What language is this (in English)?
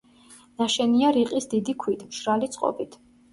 Georgian